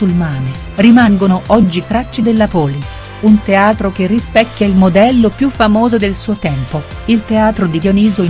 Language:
Italian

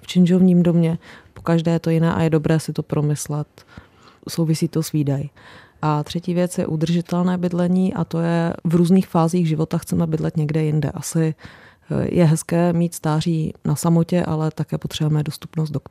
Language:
Czech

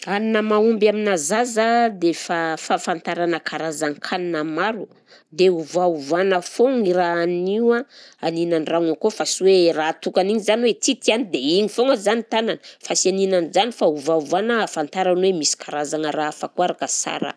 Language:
Southern Betsimisaraka Malagasy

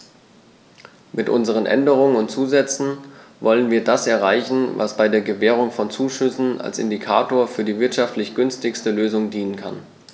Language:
German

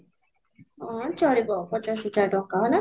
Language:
Odia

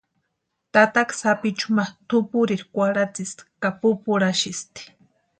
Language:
Western Highland Purepecha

